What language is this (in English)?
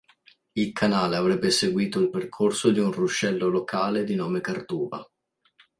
Italian